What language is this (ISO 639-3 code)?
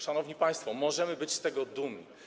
pol